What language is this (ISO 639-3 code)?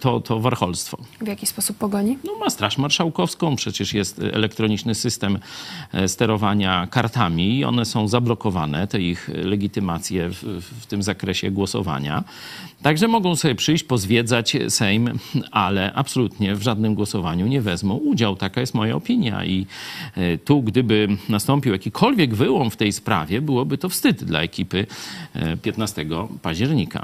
pol